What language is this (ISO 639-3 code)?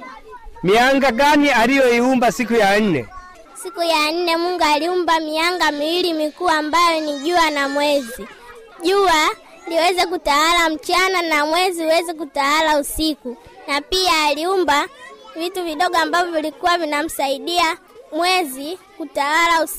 swa